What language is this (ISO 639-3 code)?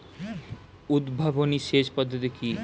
ben